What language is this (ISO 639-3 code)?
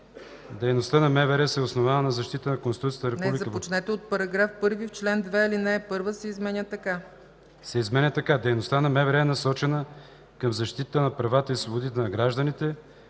bul